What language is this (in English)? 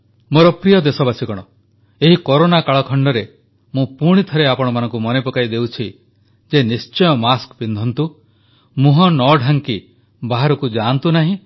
Odia